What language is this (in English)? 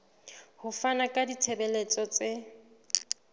Southern Sotho